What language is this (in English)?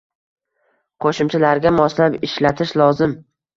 Uzbek